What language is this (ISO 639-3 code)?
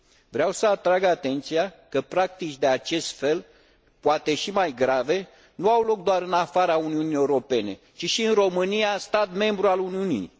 ron